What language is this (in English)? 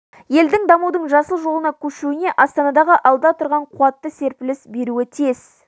Kazakh